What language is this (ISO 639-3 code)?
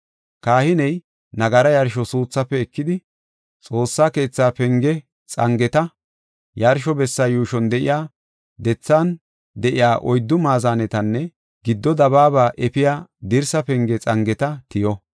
gof